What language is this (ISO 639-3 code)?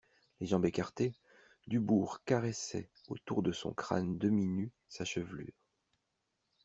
fra